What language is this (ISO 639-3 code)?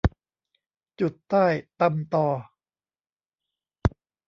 tha